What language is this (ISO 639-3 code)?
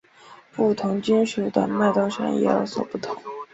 zho